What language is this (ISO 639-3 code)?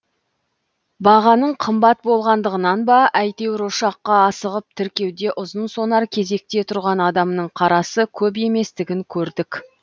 kaz